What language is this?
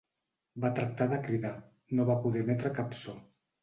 Catalan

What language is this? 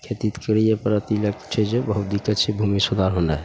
Maithili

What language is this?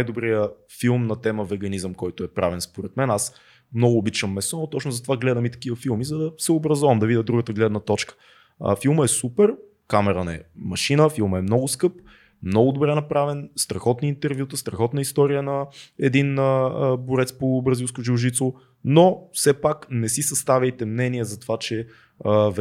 Bulgarian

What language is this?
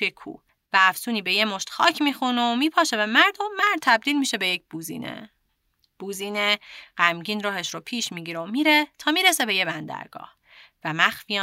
Persian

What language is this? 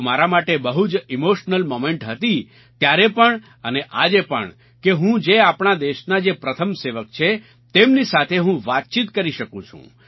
Gujarati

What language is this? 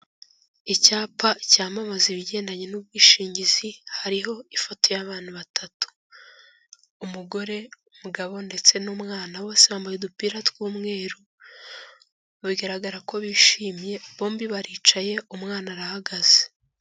Kinyarwanda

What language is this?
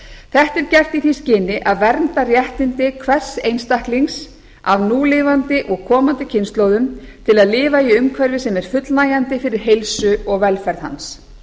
Icelandic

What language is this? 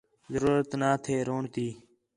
Khetrani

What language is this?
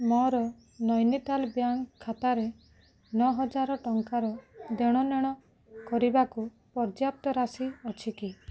Odia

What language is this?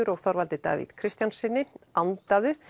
Icelandic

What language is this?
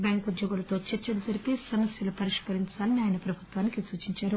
Telugu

